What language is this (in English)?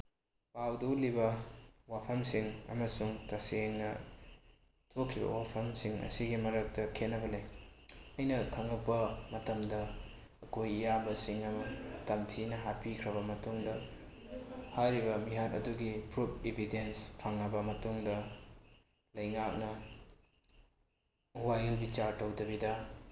Manipuri